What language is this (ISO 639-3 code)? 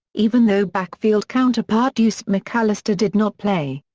eng